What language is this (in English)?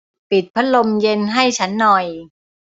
Thai